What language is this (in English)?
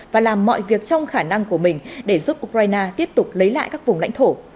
Vietnamese